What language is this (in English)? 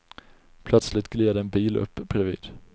Swedish